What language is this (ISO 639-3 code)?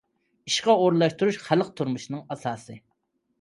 uig